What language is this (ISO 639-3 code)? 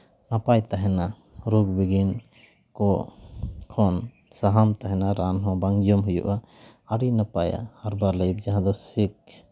sat